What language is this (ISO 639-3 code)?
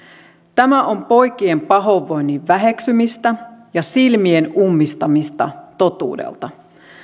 fin